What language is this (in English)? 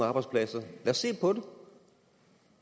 Danish